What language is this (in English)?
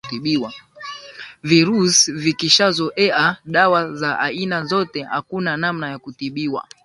Swahili